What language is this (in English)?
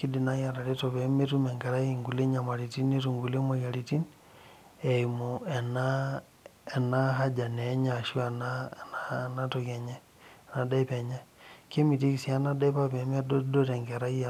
Masai